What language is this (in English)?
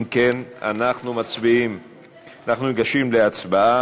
Hebrew